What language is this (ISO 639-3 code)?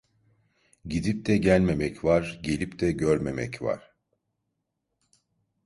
tur